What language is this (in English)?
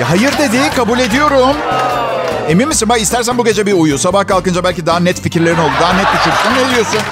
Turkish